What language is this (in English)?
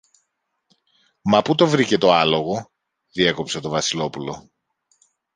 Greek